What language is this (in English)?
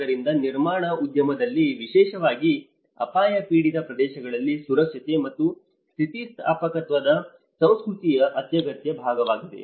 Kannada